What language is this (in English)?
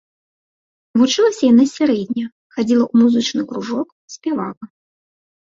Belarusian